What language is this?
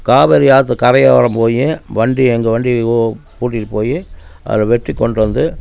Tamil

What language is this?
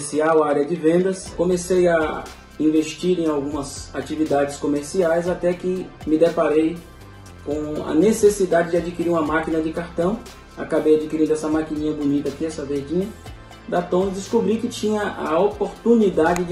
Portuguese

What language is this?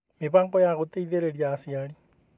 Kikuyu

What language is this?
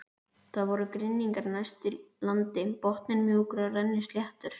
Icelandic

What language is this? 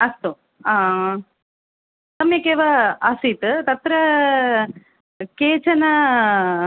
Sanskrit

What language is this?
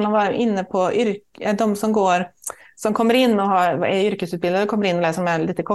Swedish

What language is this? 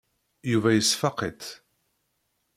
Kabyle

